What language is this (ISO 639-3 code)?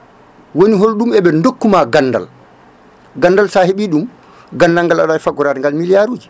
ful